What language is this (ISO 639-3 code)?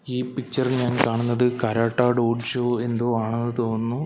mal